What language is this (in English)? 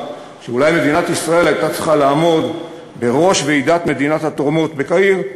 Hebrew